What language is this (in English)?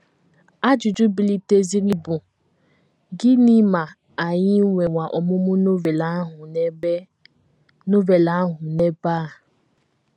Igbo